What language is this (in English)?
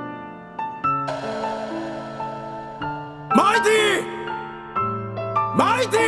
Japanese